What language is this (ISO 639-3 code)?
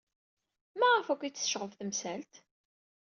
kab